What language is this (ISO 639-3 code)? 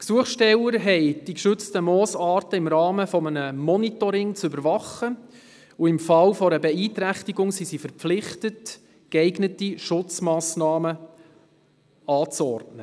gsw